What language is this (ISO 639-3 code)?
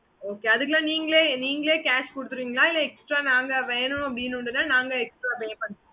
tam